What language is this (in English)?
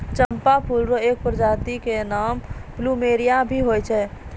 Maithili